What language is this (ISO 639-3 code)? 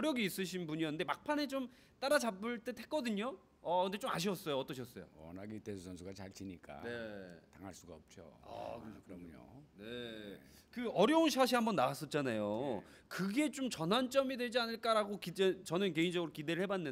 kor